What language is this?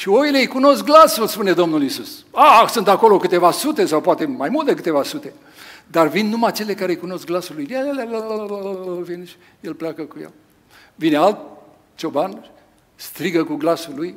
Romanian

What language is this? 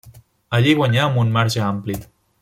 Catalan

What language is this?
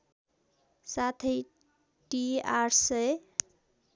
Nepali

